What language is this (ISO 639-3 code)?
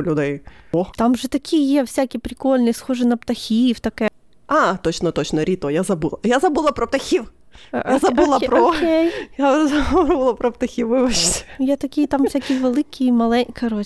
ukr